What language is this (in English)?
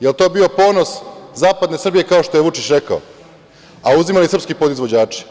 Serbian